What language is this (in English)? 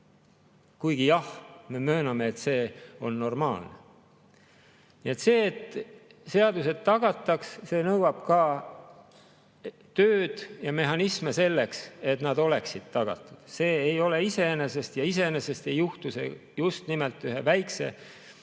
Estonian